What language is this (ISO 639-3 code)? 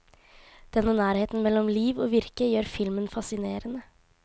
nor